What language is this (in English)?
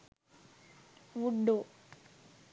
Sinhala